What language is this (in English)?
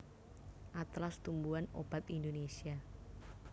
Javanese